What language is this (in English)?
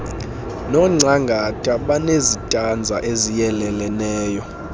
Xhosa